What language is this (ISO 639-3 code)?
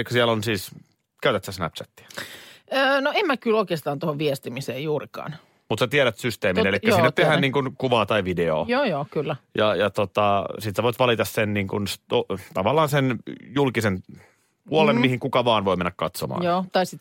fin